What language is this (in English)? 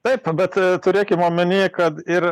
Lithuanian